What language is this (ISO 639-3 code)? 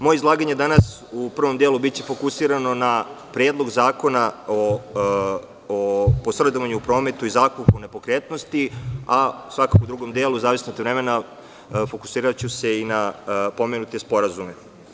srp